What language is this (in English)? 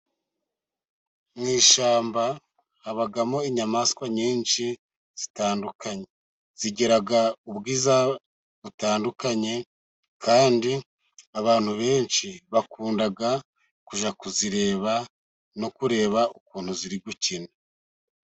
Kinyarwanda